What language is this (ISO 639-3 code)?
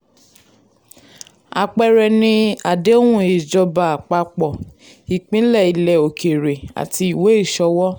yor